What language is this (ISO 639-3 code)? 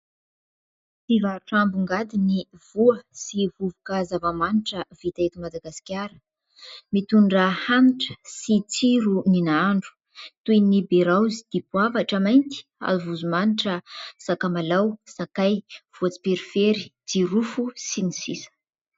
mlg